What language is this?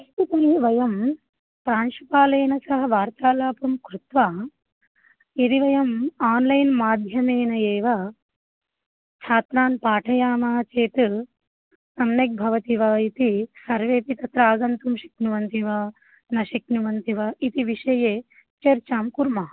Sanskrit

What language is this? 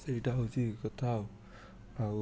Odia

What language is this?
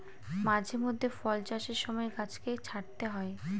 Bangla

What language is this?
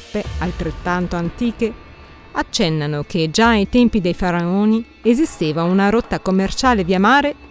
Italian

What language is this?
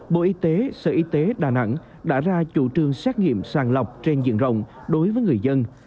Vietnamese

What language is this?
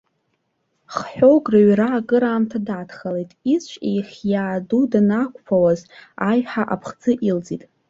Abkhazian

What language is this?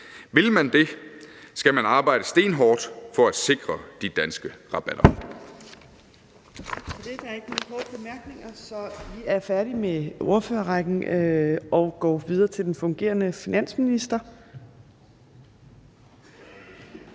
Danish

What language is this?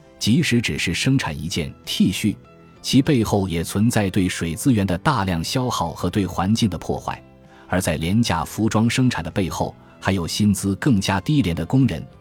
Chinese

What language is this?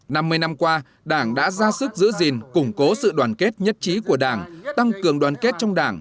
Vietnamese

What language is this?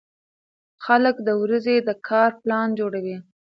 Pashto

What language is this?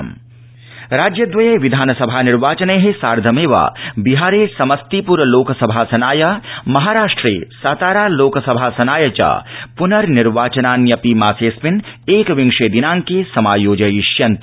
Sanskrit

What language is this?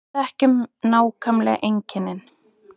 Icelandic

